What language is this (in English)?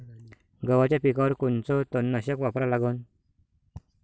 Marathi